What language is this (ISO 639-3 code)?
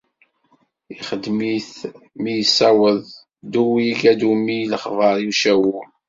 kab